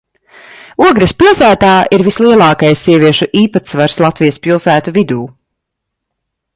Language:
Latvian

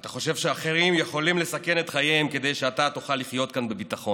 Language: Hebrew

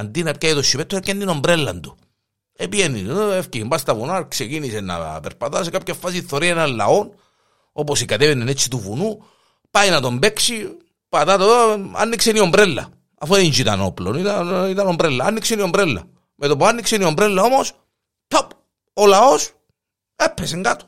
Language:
Greek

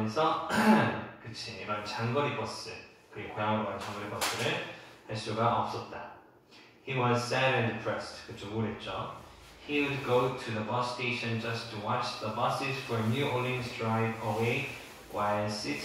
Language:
Korean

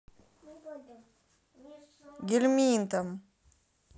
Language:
Russian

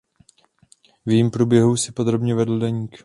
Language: Czech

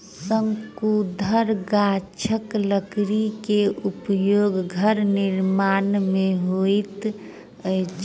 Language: Maithili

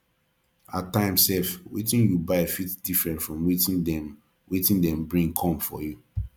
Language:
Nigerian Pidgin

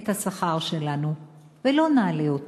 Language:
Hebrew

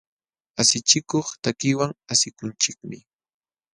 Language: Jauja Wanca Quechua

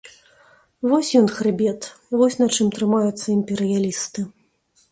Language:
Belarusian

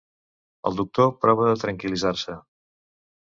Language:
Catalan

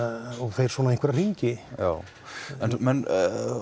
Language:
Icelandic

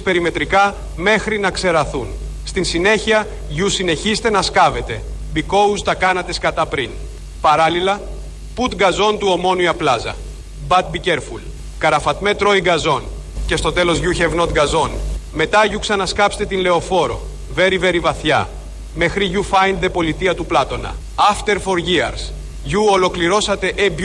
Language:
Greek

